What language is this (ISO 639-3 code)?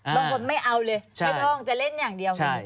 tha